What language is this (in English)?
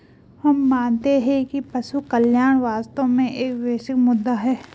Hindi